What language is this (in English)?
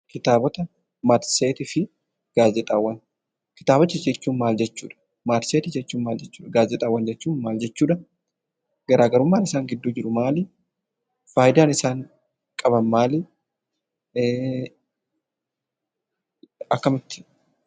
Oromo